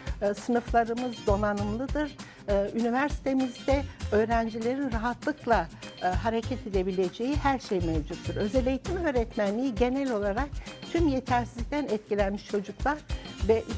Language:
Turkish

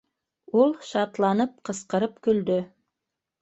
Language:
Bashkir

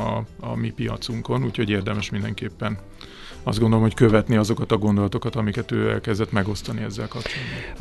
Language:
Hungarian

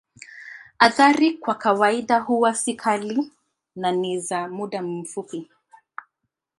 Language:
Swahili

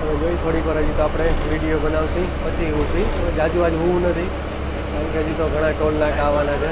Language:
Gujarati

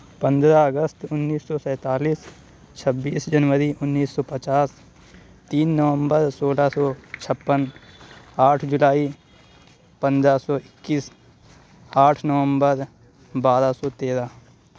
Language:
Urdu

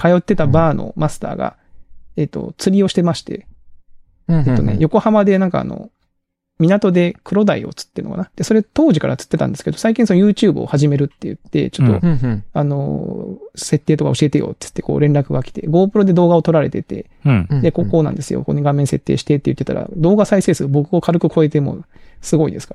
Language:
Japanese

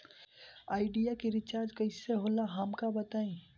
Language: Bhojpuri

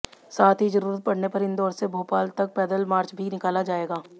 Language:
Hindi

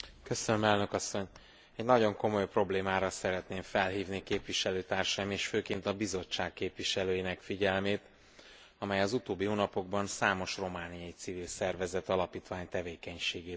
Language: Hungarian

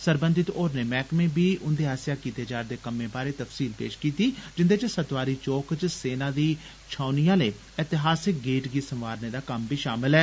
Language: Dogri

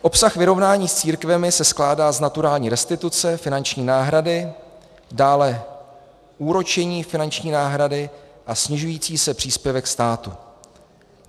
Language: Czech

